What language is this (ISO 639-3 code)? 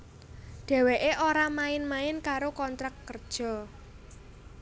jav